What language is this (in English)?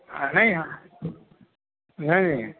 Urdu